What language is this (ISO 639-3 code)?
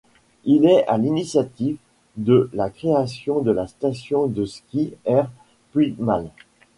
fra